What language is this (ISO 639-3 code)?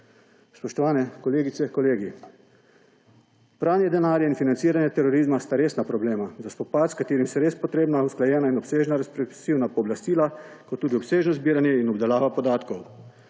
slv